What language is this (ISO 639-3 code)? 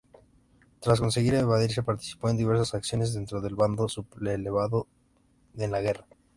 spa